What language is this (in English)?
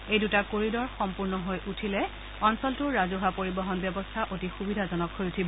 Assamese